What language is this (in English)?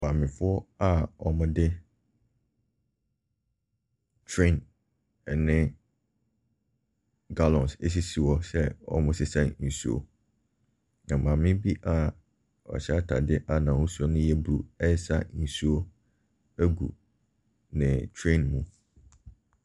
Akan